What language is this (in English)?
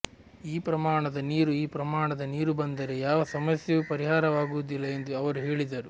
Kannada